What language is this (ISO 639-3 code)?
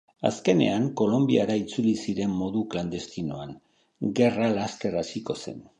eus